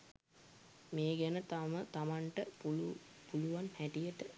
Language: Sinhala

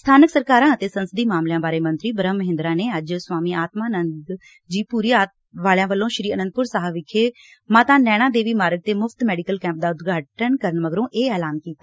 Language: Punjabi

